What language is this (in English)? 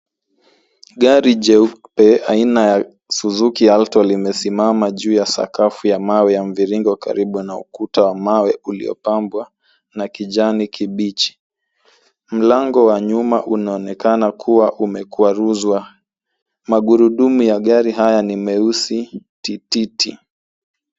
Swahili